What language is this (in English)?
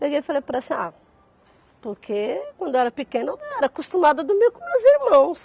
Portuguese